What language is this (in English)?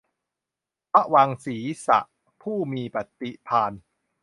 Thai